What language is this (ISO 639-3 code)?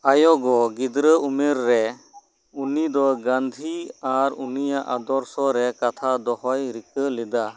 sat